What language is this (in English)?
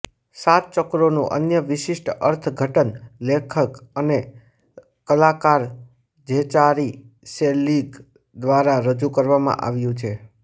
Gujarati